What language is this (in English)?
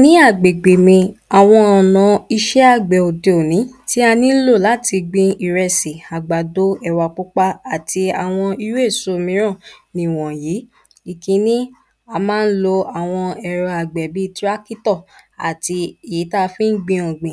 Yoruba